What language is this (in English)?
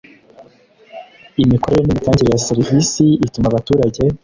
Kinyarwanda